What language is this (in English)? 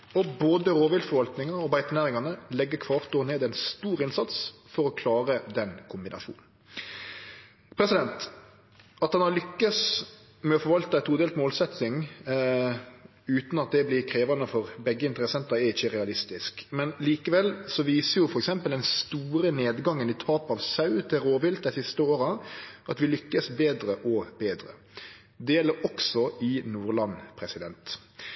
Norwegian Nynorsk